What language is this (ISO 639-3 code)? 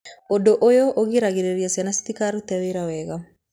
kik